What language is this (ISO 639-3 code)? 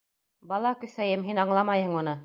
bak